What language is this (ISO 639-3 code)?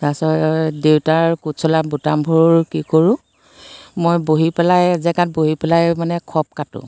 asm